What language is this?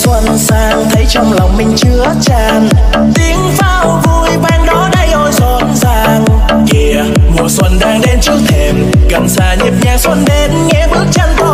Vietnamese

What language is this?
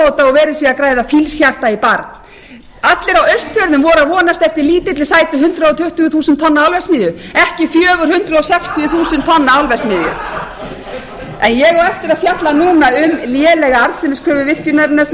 Icelandic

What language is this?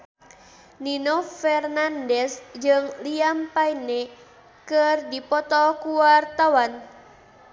Sundanese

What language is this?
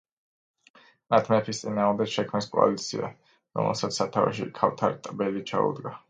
Georgian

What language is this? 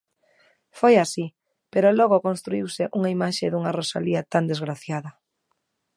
Galician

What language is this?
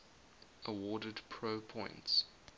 English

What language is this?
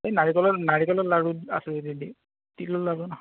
Assamese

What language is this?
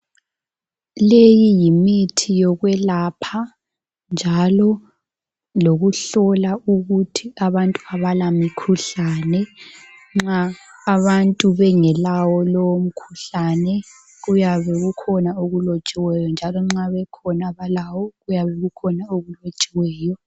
North Ndebele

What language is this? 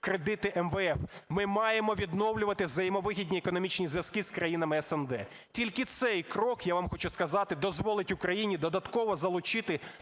Ukrainian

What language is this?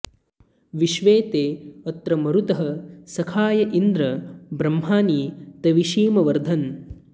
Sanskrit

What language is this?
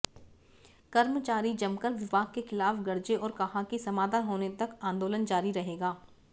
Hindi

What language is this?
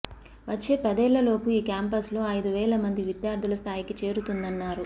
Telugu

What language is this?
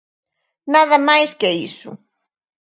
Galician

